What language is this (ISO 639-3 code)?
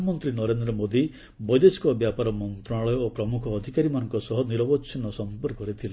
ori